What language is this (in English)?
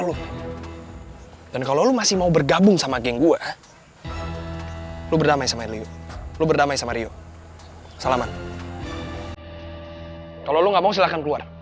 Indonesian